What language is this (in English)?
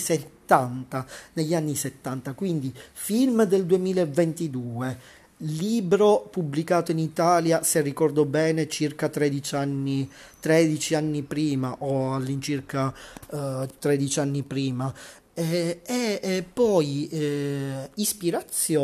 Italian